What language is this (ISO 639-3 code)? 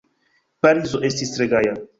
epo